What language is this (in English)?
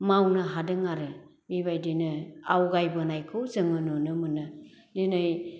Bodo